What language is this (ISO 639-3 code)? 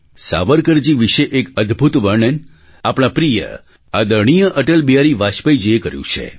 guj